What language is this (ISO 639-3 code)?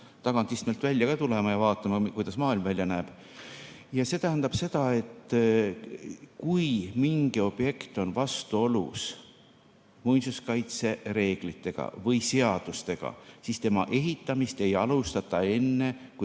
est